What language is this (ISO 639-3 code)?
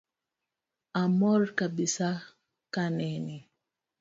luo